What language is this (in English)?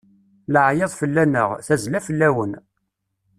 Kabyle